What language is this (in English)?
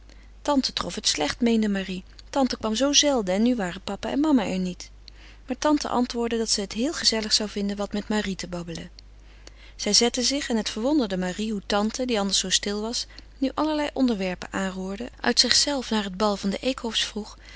Dutch